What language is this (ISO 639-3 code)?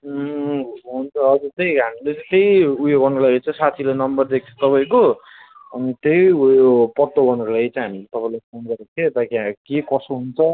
nep